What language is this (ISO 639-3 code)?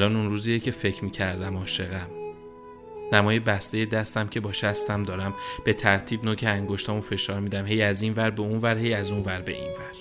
fas